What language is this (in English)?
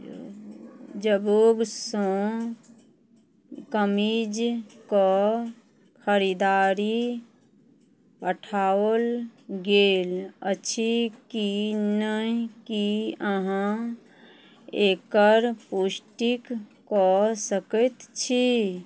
Maithili